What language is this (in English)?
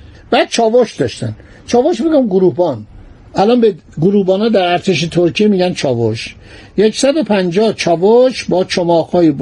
Persian